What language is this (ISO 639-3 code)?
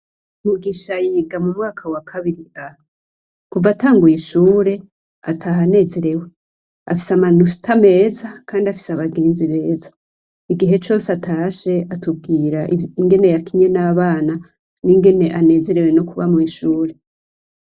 run